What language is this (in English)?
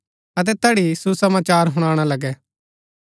Gaddi